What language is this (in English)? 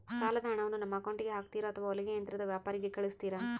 Kannada